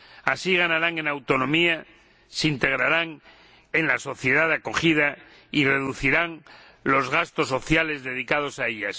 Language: Spanish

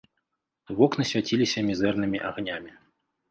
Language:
Belarusian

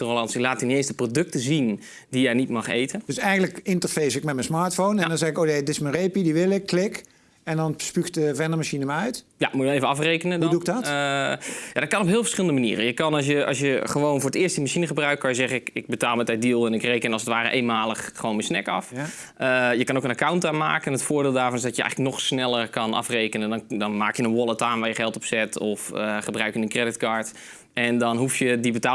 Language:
Dutch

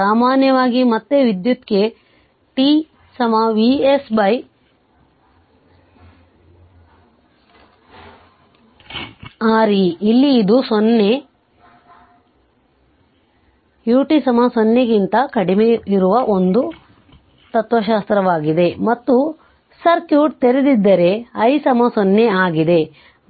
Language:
Kannada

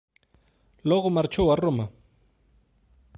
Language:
Galician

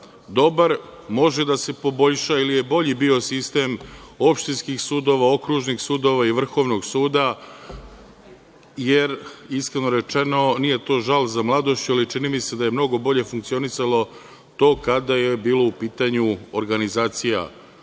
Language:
Serbian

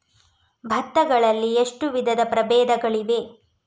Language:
Kannada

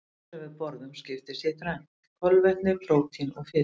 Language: Icelandic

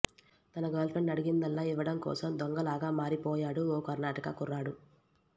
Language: Telugu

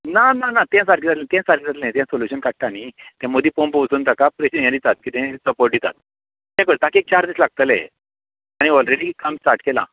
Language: Konkani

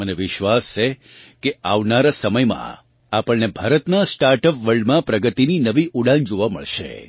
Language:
Gujarati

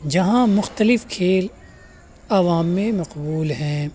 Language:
Urdu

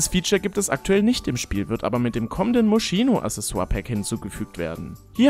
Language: German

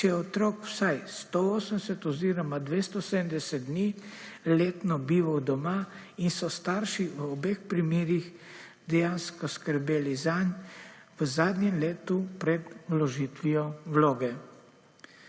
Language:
Slovenian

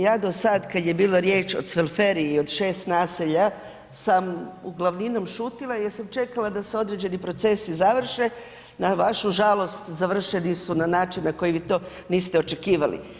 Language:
Croatian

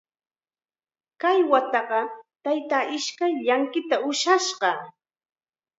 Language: Chiquián Ancash Quechua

